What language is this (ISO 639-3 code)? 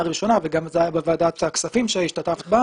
heb